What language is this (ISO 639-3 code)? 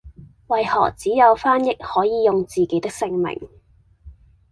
yue